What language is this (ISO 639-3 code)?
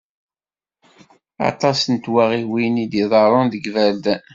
kab